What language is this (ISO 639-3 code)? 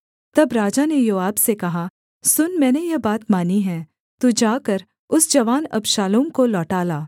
hin